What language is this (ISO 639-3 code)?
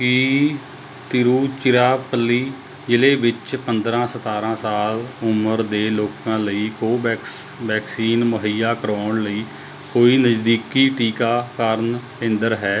pan